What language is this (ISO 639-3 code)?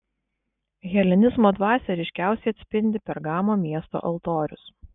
lit